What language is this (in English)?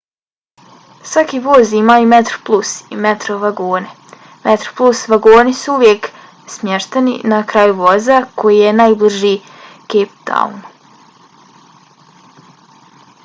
Bosnian